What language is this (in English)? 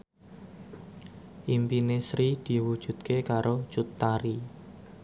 Javanese